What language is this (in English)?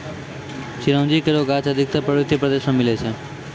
Maithili